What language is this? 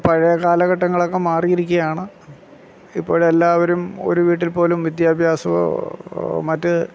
Malayalam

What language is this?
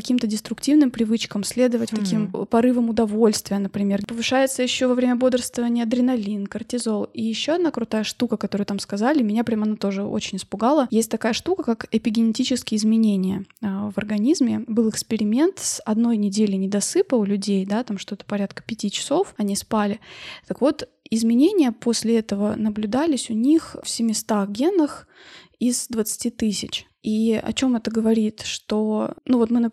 Russian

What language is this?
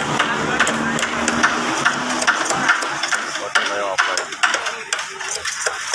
Indonesian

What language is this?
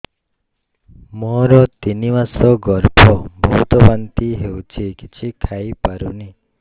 Odia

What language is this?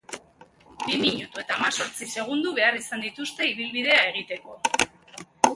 Basque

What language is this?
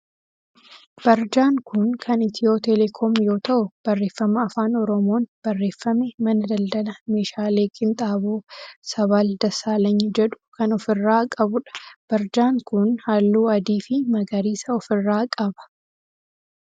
Oromo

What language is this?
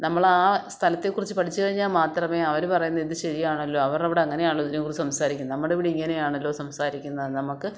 Malayalam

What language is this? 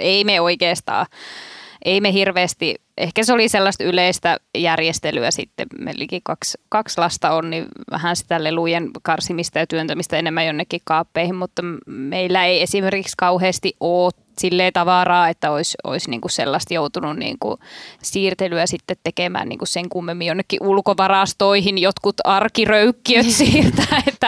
Finnish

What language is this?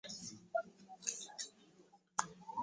Ganda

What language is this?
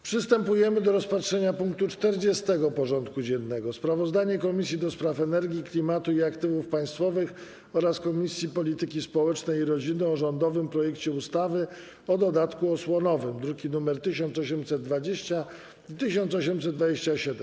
Polish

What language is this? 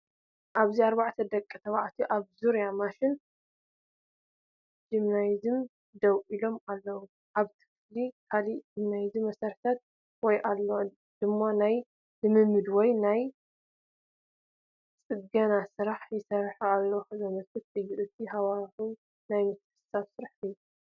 Tigrinya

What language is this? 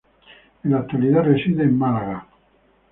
Spanish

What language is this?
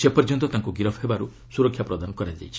Odia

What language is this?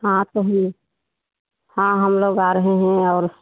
Hindi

